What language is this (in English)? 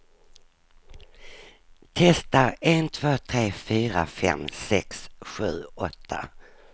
Swedish